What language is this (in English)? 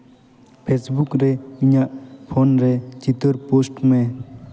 Santali